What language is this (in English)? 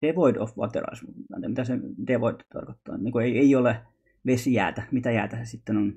Finnish